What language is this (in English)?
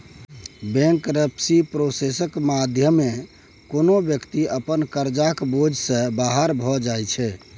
Maithili